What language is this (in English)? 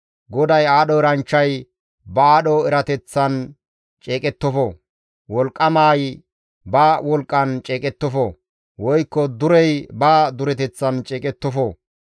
Gamo